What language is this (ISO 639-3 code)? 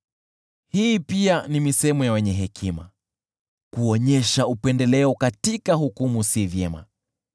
swa